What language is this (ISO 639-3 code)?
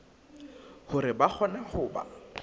sot